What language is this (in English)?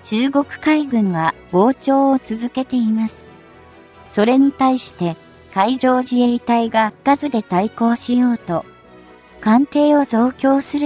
Japanese